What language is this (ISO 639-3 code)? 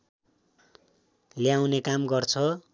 nep